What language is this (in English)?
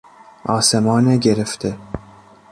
Persian